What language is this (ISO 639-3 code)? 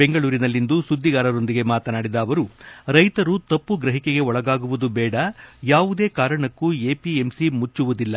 kan